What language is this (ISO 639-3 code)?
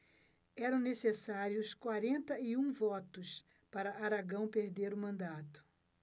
por